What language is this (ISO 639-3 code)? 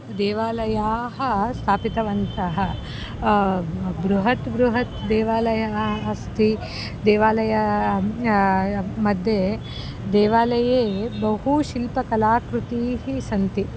san